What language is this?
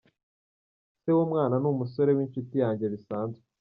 Kinyarwanda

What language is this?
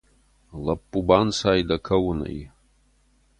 Ossetic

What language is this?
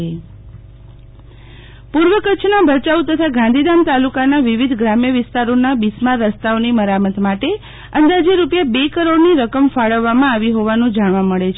Gujarati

